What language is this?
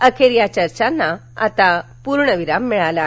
Marathi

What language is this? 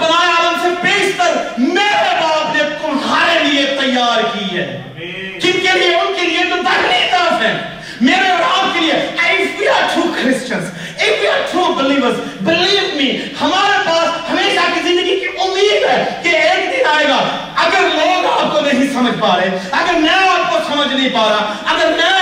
Urdu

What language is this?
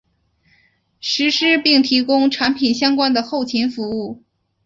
Chinese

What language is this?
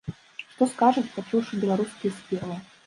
Belarusian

